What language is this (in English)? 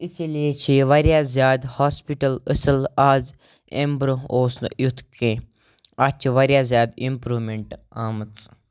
Kashmiri